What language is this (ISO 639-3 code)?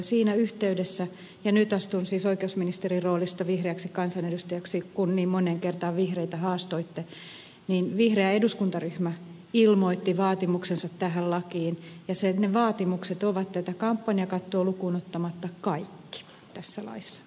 fin